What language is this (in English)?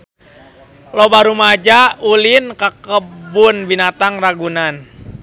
Sundanese